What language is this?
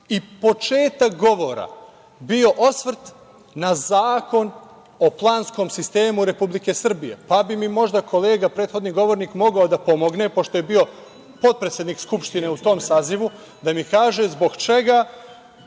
Serbian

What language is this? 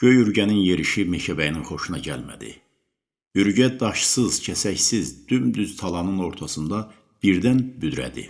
Turkish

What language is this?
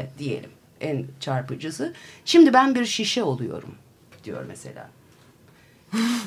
Turkish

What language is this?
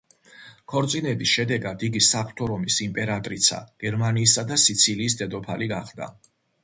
Georgian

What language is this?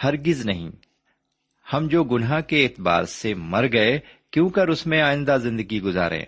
Urdu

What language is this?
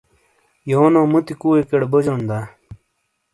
Shina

